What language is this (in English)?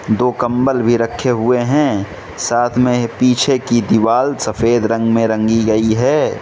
Hindi